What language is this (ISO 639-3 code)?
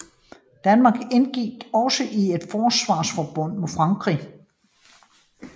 dan